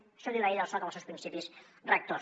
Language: Catalan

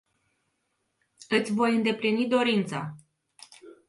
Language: Romanian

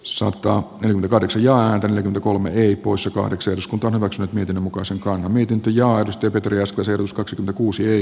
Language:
Finnish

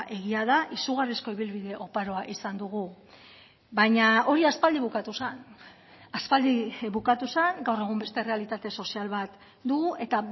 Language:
Basque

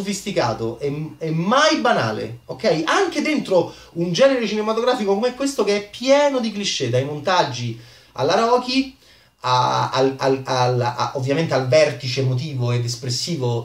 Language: Italian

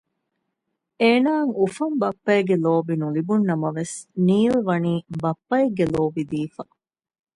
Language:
Divehi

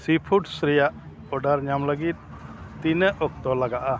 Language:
Santali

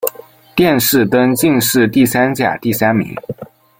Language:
Chinese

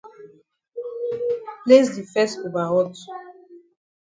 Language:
Cameroon Pidgin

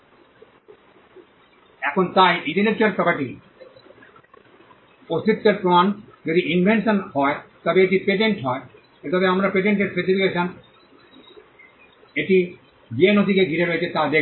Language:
Bangla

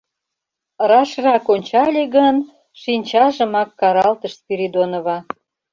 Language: Mari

